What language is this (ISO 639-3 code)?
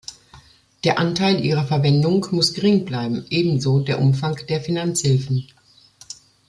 deu